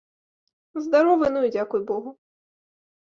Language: Belarusian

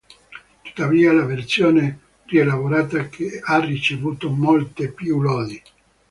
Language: Italian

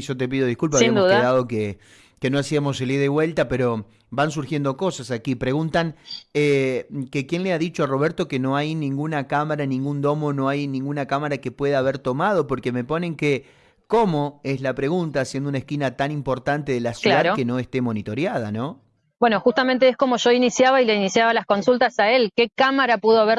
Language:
Spanish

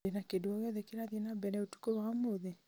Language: Kikuyu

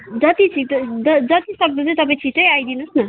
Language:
Nepali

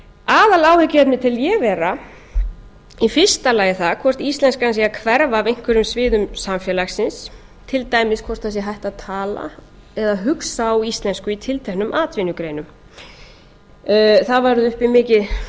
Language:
Icelandic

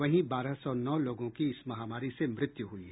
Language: Hindi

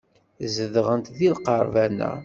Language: Kabyle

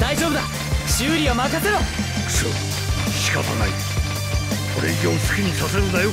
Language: Japanese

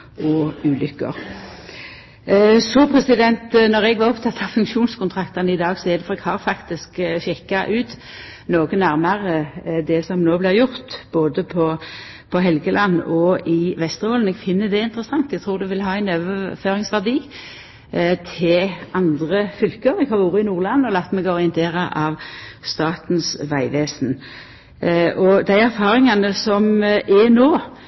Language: Norwegian Nynorsk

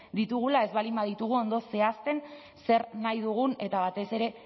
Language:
Basque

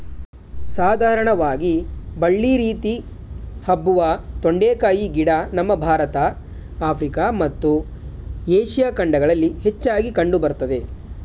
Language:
Kannada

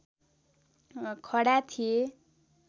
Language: Nepali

